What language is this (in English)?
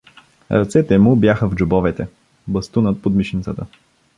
Bulgarian